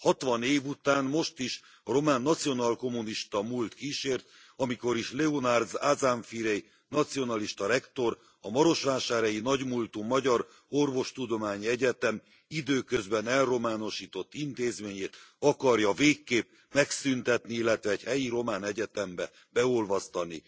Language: Hungarian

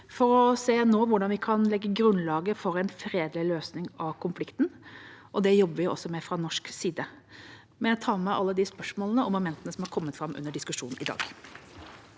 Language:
Norwegian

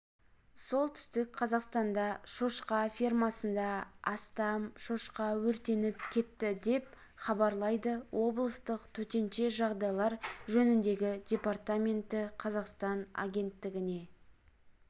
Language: Kazakh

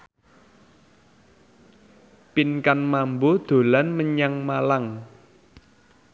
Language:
Javanese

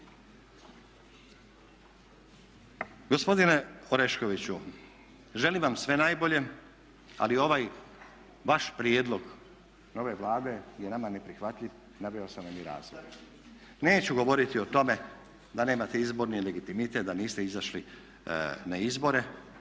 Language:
Croatian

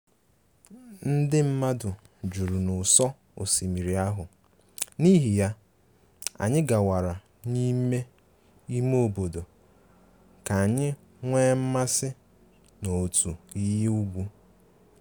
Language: Igbo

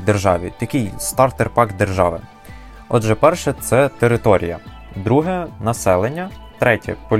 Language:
Ukrainian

